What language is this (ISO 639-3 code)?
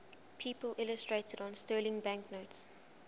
eng